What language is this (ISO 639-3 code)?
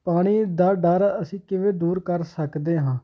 pan